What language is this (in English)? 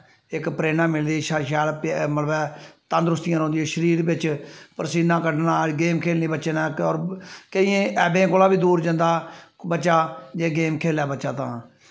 Dogri